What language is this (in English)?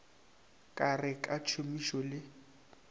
Northern Sotho